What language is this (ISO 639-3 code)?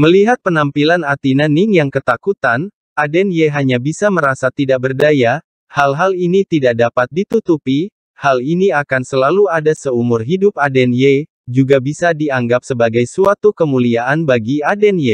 ind